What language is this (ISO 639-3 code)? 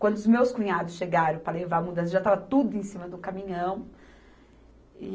por